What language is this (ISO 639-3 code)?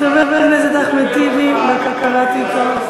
heb